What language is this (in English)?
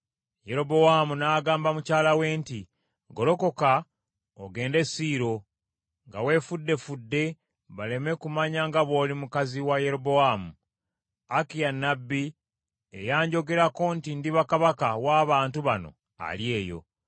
Ganda